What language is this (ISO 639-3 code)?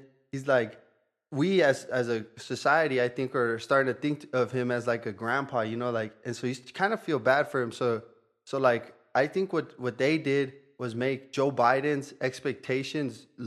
eng